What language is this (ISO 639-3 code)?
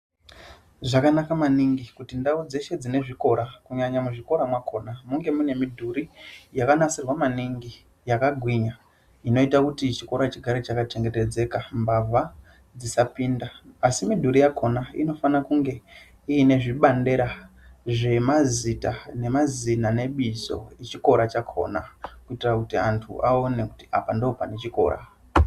ndc